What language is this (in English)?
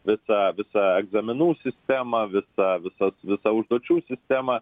Lithuanian